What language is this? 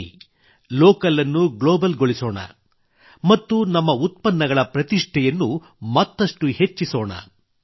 Kannada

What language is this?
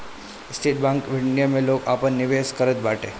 Bhojpuri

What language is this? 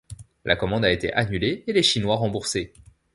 French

